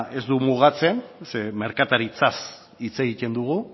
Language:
Basque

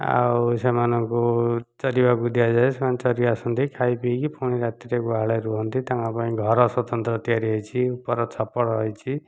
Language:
Odia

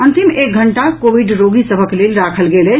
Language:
Maithili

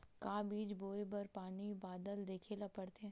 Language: Chhattisgarhi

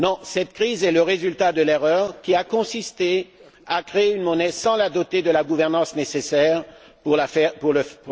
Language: French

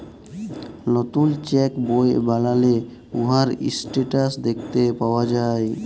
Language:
Bangla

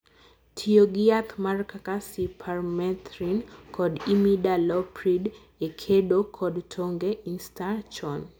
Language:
Luo (Kenya and Tanzania)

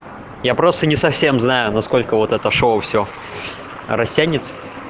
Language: Russian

